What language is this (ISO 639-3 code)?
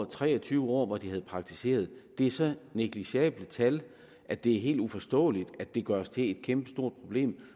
dan